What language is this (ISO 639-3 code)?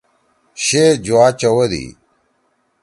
trw